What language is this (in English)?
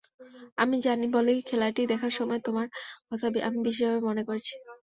Bangla